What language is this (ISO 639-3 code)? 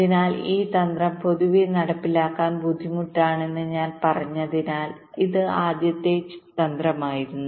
mal